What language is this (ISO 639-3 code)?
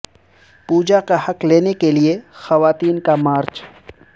urd